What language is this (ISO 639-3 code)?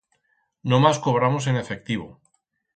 arg